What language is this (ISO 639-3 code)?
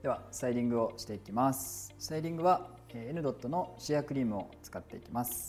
jpn